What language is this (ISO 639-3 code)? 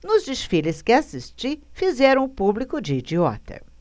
por